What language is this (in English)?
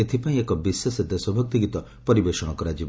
Odia